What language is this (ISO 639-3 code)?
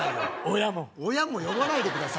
jpn